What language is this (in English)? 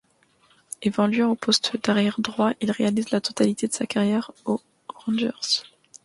French